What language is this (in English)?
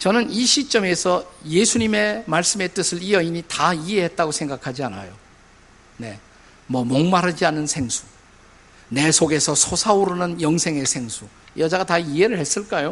Korean